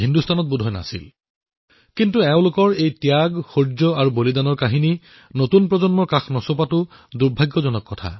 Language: Assamese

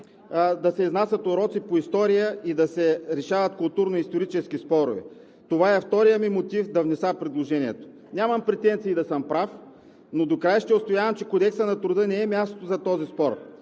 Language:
Bulgarian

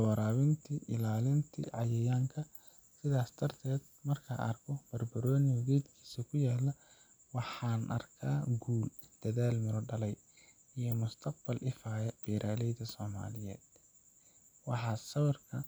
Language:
Somali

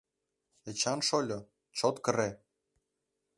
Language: Mari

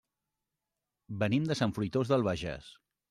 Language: Catalan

